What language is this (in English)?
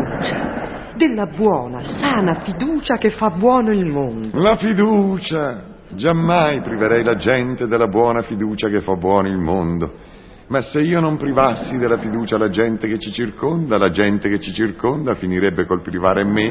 Italian